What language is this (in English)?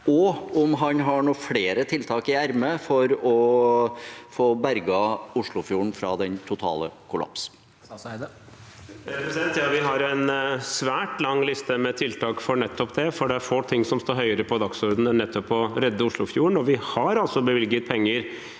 Norwegian